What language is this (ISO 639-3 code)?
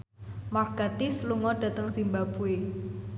jav